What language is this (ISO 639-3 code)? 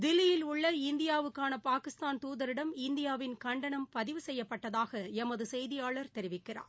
tam